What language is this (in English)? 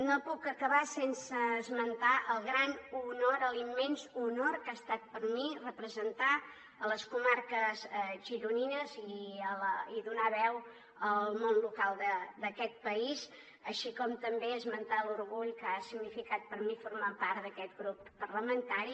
Catalan